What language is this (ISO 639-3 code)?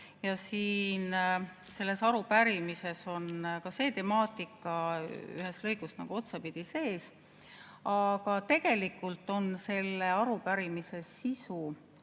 est